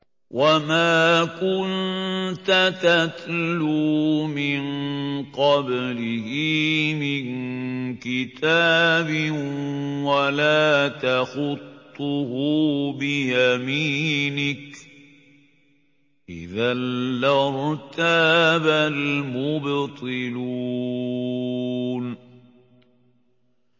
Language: Arabic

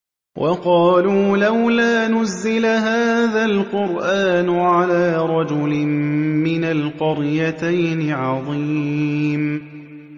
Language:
Arabic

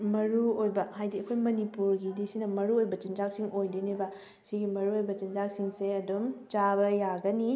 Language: Manipuri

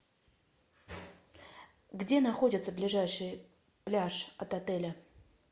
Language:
Russian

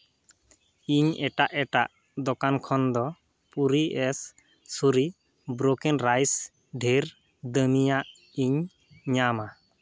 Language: Santali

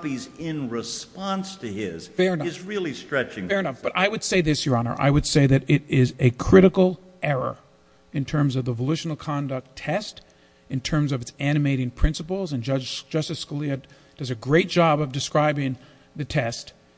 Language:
English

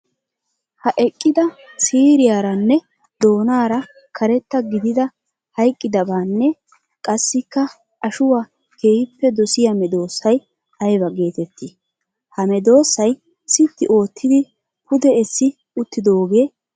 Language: Wolaytta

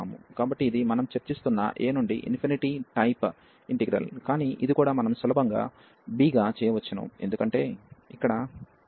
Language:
Telugu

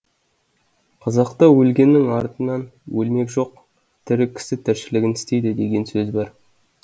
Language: Kazakh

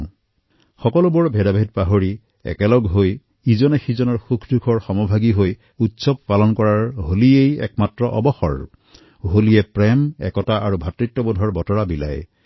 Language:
Assamese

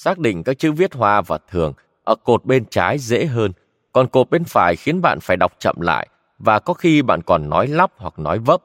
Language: Vietnamese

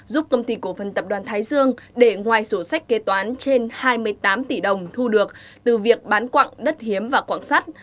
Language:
Vietnamese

